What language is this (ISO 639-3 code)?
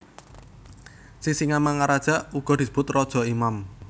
jav